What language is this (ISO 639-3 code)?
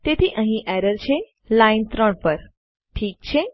guj